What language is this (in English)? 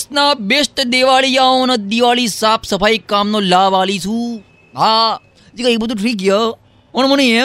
Gujarati